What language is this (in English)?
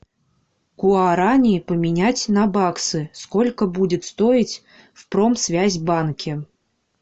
Russian